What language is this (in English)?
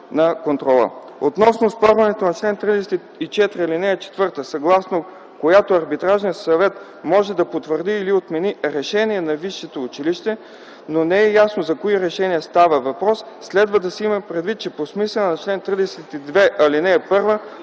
Bulgarian